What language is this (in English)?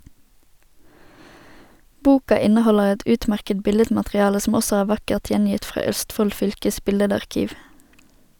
Norwegian